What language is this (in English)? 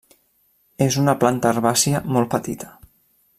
Catalan